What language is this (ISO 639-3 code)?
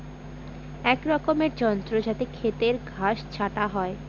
ben